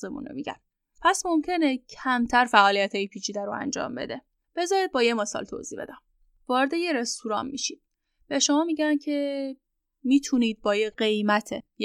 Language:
Persian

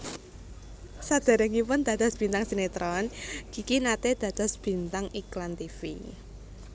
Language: Javanese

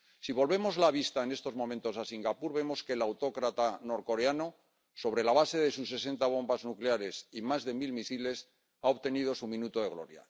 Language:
Spanish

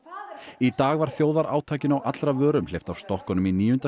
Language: Icelandic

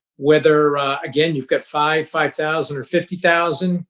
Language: English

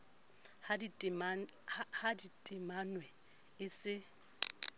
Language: Southern Sotho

